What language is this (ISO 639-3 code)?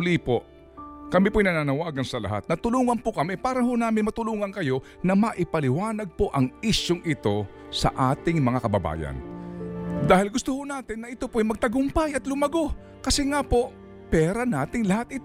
fil